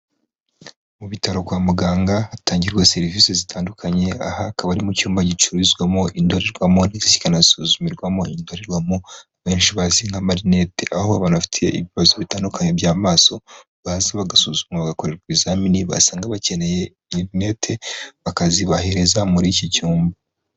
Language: Kinyarwanda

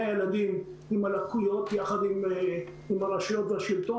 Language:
Hebrew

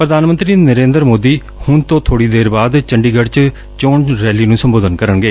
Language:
Punjabi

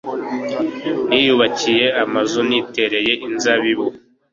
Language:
Kinyarwanda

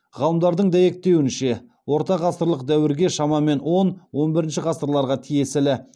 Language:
Kazakh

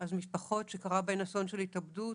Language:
Hebrew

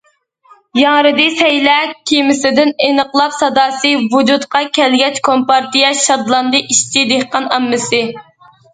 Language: Uyghur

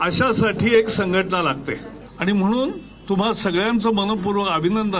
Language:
Marathi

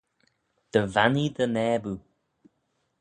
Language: Manx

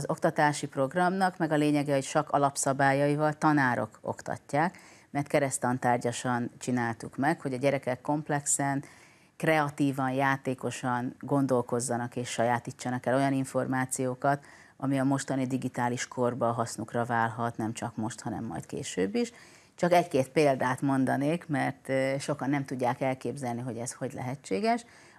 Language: Hungarian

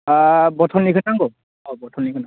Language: Bodo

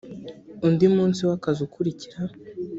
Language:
Kinyarwanda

